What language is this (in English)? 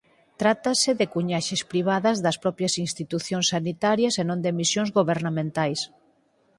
Galician